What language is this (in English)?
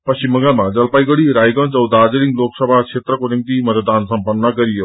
Nepali